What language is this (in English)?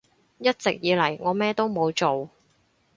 Cantonese